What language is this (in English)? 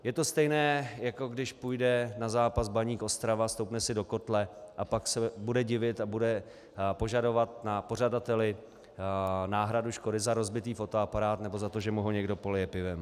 Czech